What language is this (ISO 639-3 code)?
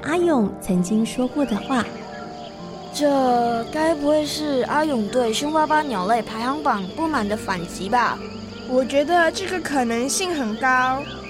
zho